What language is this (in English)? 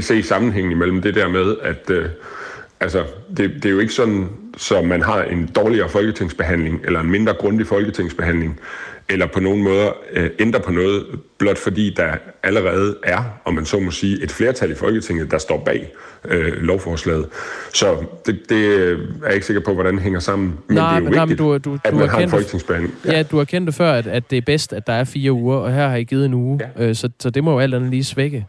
Danish